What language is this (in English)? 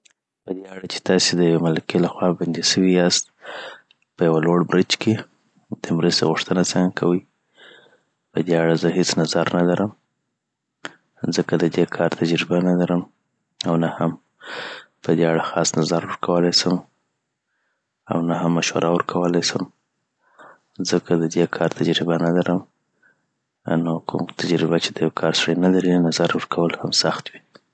Southern Pashto